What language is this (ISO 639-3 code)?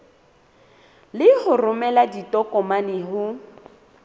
sot